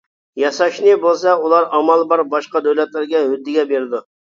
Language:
Uyghur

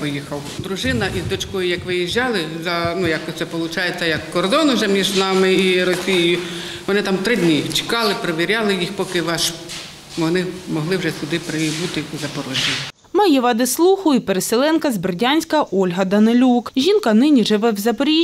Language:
Ukrainian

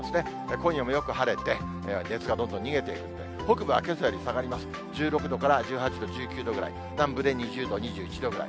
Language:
Japanese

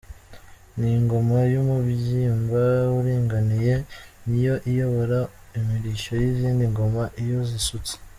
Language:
Kinyarwanda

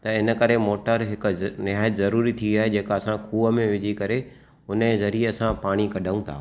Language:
Sindhi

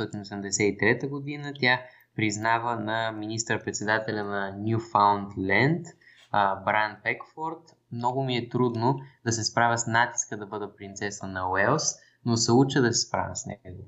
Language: Bulgarian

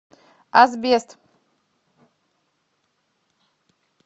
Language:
Russian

